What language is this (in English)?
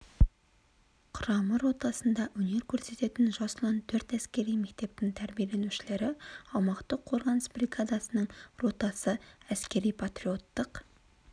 Kazakh